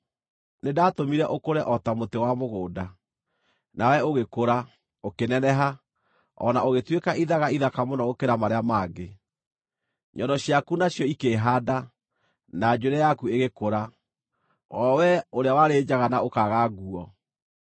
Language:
Kikuyu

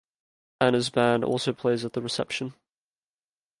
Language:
English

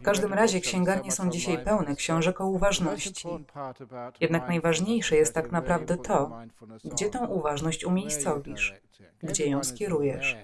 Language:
Polish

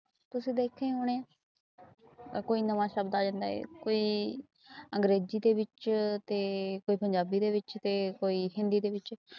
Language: Punjabi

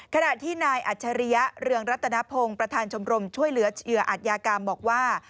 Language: Thai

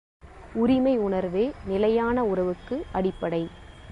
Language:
Tamil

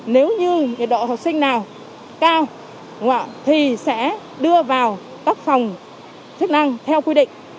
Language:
Vietnamese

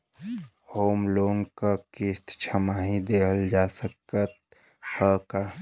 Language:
Bhojpuri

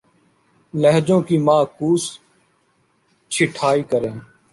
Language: Urdu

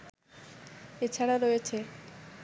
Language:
Bangla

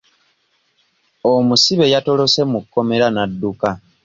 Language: Ganda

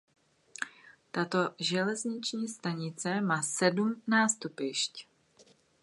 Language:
Czech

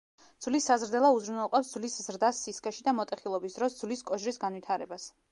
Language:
Georgian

